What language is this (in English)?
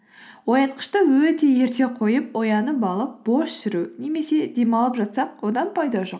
Kazakh